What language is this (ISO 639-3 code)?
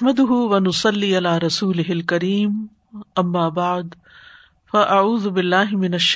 urd